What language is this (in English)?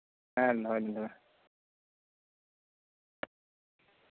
Santali